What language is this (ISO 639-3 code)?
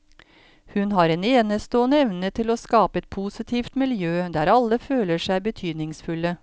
nor